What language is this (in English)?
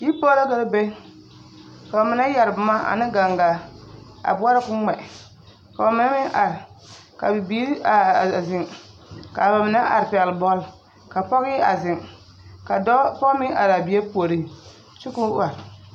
Southern Dagaare